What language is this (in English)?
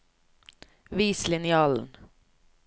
Norwegian